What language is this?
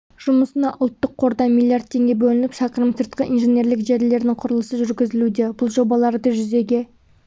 Kazakh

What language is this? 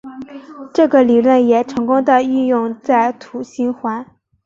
Chinese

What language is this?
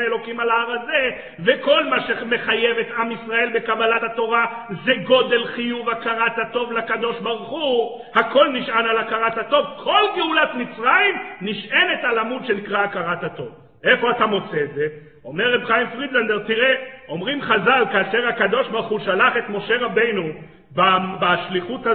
Hebrew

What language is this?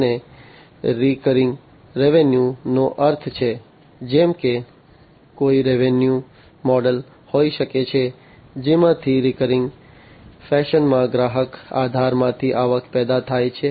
Gujarati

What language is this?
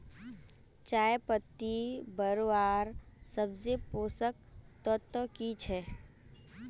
Magahi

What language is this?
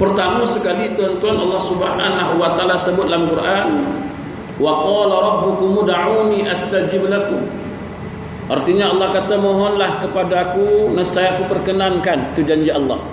Malay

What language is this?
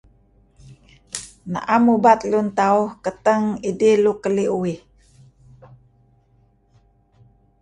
Kelabit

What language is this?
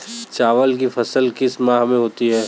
Hindi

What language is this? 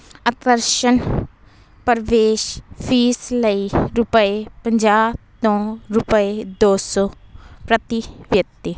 Punjabi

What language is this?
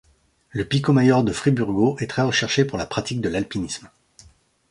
French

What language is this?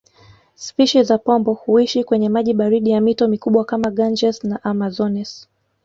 Swahili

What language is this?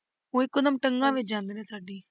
Punjabi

